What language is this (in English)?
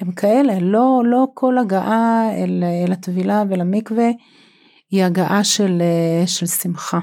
Hebrew